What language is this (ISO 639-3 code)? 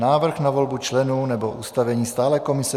ces